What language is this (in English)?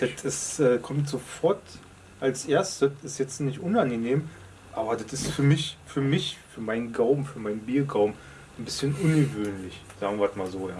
German